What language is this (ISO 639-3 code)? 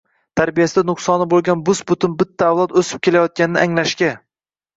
uzb